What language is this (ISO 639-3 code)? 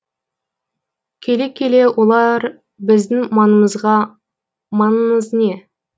kaz